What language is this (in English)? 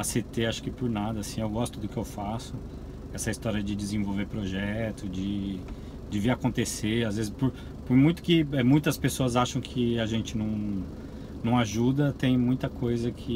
Portuguese